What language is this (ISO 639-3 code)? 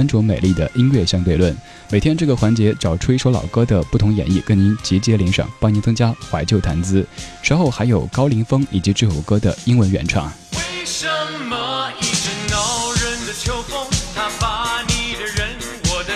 zho